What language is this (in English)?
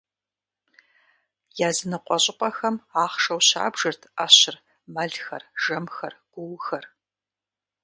Kabardian